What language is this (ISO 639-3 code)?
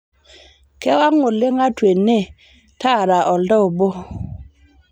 mas